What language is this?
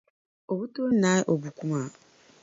Dagbani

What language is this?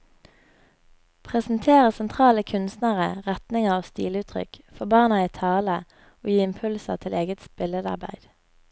Norwegian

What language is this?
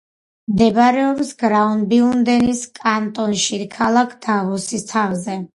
Georgian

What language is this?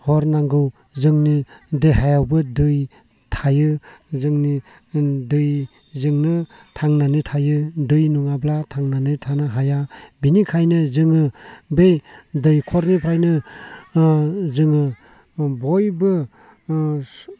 Bodo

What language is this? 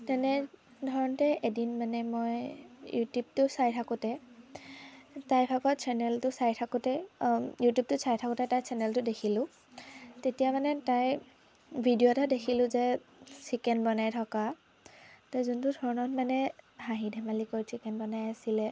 Assamese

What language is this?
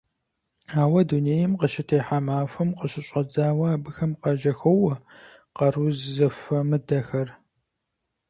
Kabardian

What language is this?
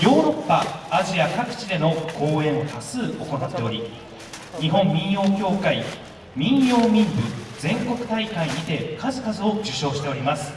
Japanese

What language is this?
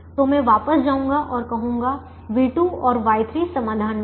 Hindi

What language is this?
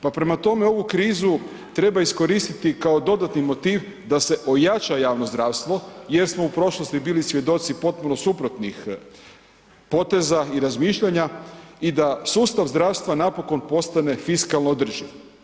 Croatian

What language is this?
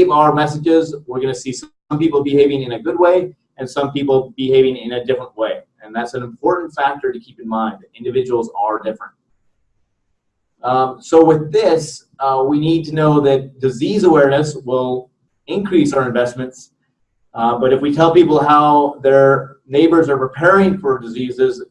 English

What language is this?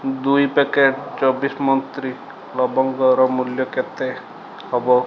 Odia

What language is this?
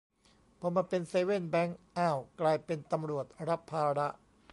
Thai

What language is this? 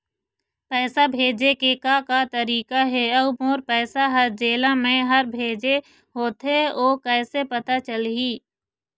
Chhattisgarhi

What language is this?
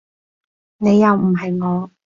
Cantonese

